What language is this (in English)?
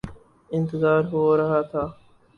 Urdu